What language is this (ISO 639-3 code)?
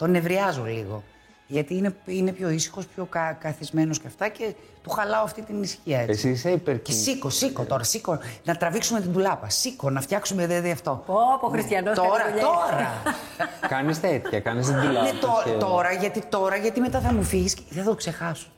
ell